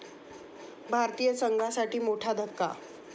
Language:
Marathi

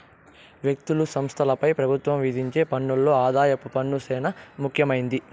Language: Telugu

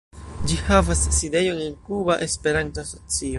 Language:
Esperanto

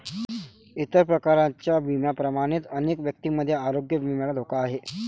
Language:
Marathi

